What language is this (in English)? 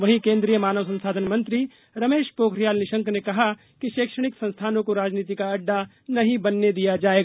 Hindi